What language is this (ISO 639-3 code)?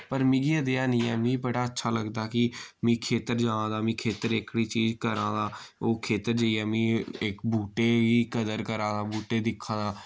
doi